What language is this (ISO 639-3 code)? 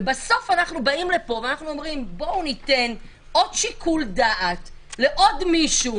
heb